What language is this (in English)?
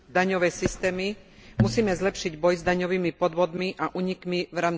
Slovak